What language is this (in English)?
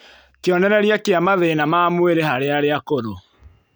Kikuyu